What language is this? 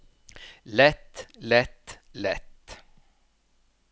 Norwegian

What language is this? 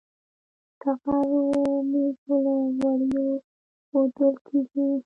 Pashto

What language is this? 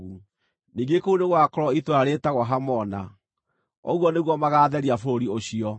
Kikuyu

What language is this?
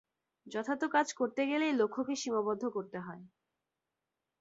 Bangla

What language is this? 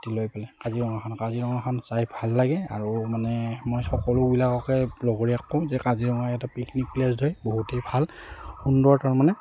Assamese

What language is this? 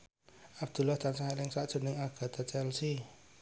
Javanese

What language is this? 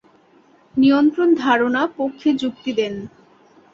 Bangla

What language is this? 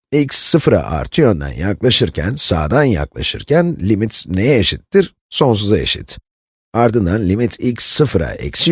Turkish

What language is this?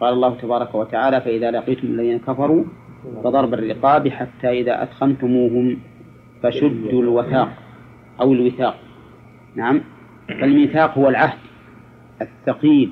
Arabic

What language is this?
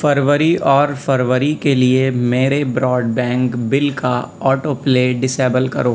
Urdu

